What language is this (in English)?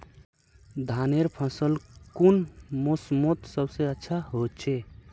Magahi